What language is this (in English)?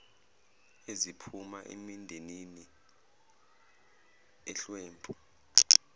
Zulu